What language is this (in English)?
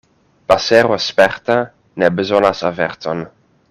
Esperanto